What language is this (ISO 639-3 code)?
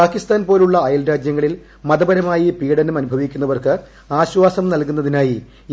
mal